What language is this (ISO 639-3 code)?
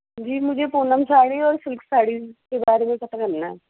urd